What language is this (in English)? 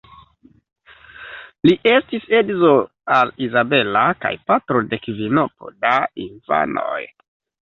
Esperanto